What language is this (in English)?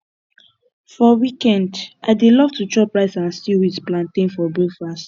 Nigerian Pidgin